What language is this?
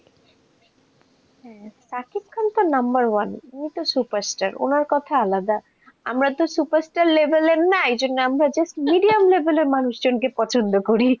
Bangla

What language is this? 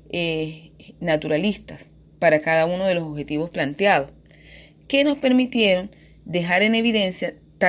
Spanish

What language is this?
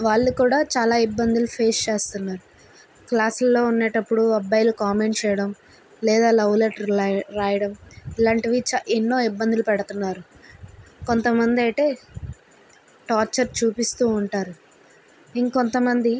Telugu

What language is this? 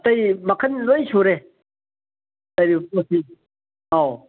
Manipuri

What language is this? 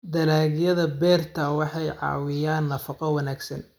Somali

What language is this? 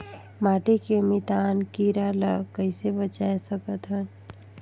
Chhattisgarhi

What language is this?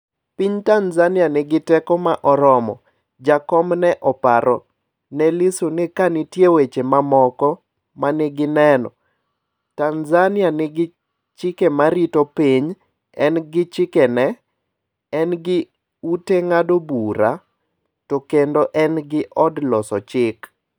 Luo (Kenya and Tanzania)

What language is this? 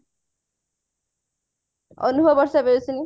Odia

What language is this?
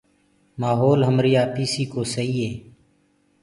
Gurgula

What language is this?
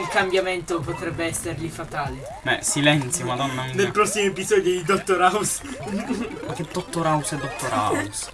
Italian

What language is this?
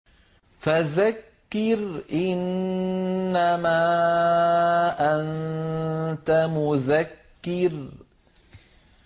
Arabic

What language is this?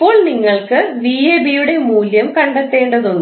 Malayalam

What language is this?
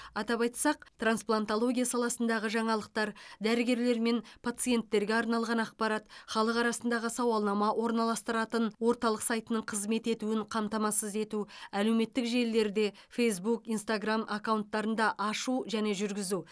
Kazakh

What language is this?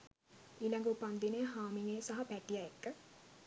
Sinhala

